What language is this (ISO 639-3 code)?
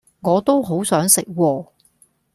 yue